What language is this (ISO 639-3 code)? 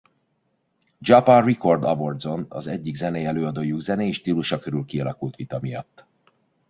hun